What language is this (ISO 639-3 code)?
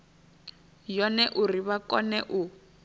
ven